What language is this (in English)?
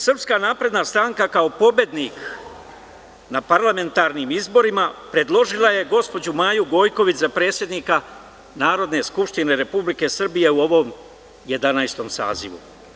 Serbian